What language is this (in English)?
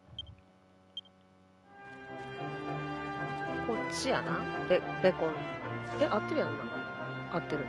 Japanese